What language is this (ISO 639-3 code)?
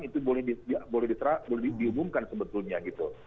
ind